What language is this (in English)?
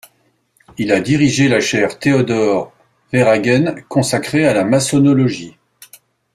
French